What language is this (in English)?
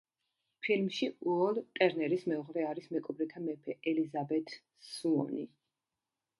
Georgian